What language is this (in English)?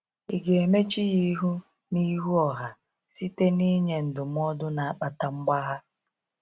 Igbo